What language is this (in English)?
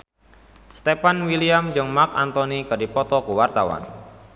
Sundanese